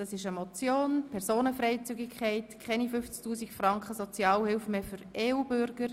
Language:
Swiss German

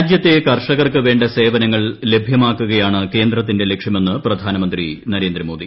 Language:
Malayalam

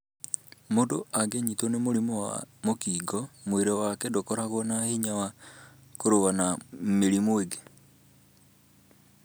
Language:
Kikuyu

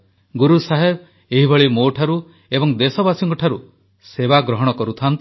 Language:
Odia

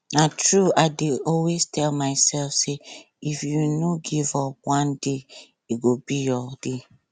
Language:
Nigerian Pidgin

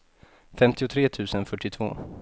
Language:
Swedish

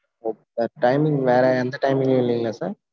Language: Tamil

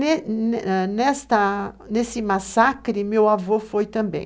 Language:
Portuguese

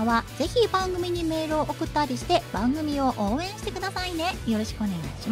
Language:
Japanese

